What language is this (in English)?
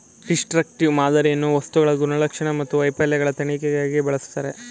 Kannada